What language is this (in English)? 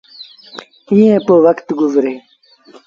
Sindhi Bhil